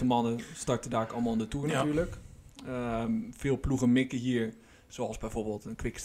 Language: Dutch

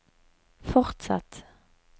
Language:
Norwegian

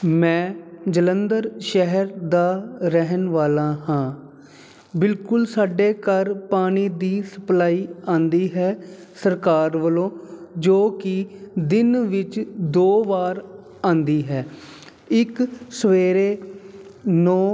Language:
Punjabi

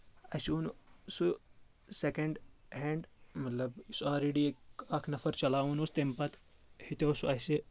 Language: Kashmiri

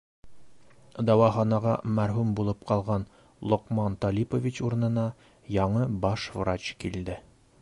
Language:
Bashkir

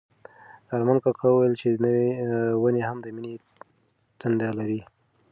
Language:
Pashto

